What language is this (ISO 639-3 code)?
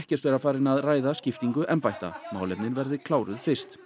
isl